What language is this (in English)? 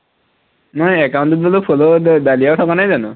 Assamese